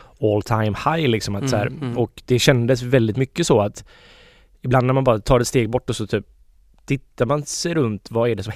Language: Swedish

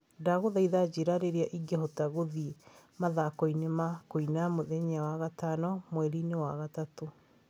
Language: Kikuyu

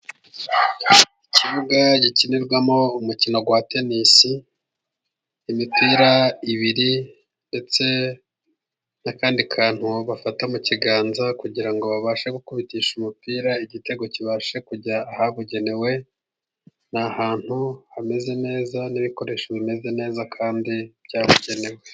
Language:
Kinyarwanda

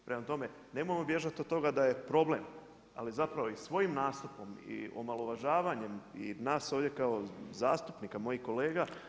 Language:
Croatian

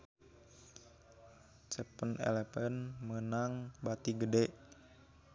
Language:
Sundanese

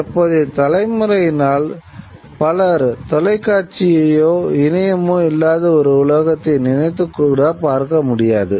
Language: Tamil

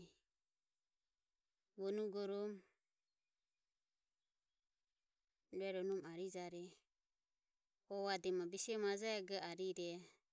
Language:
Ömie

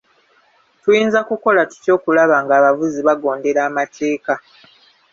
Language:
Ganda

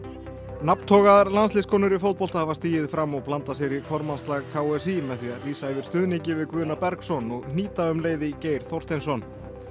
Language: Icelandic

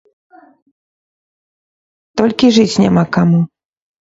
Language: Belarusian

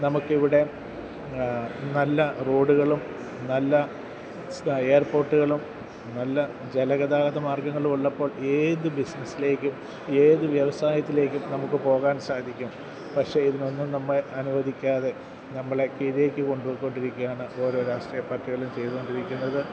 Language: Malayalam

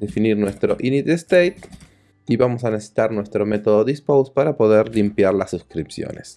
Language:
Spanish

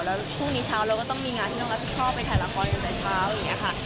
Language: Thai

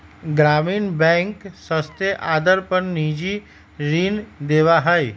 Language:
Magahi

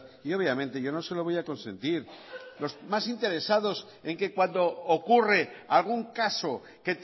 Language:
Spanish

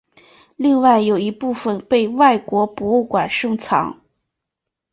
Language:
Chinese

